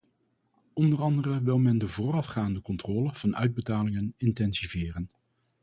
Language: Dutch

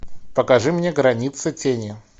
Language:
Russian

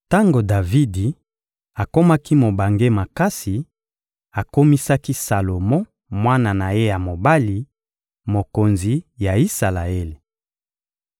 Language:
Lingala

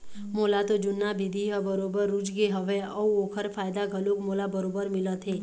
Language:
Chhattisgarhi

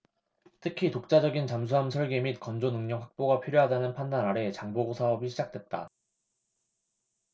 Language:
Korean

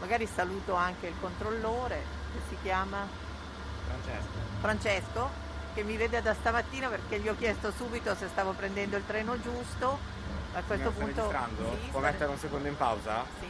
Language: Italian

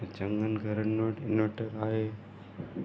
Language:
Sindhi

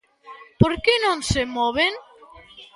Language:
Galician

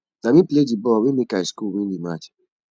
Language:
Nigerian Pidgin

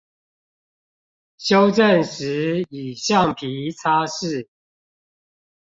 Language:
Chinese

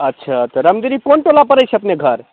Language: Maithili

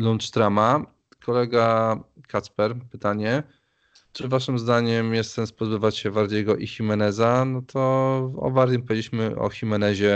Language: Polish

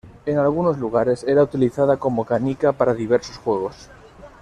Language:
Spanish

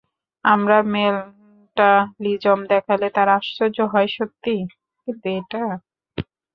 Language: Bangla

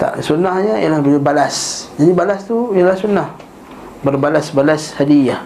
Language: Malay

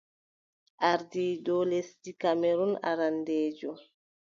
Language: Adamawa Fulfulde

